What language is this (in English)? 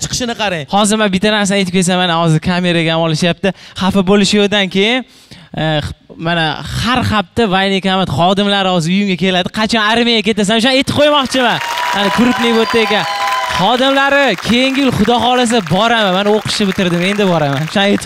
Turkish